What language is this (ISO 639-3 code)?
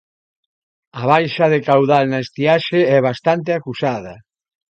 glg